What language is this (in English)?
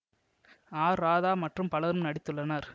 Tamil